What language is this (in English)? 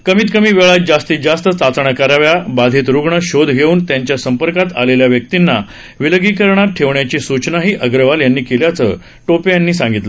Marathi